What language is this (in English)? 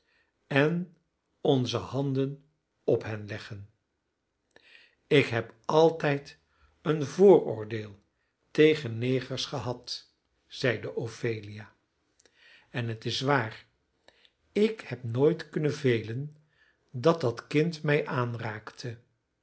Dutch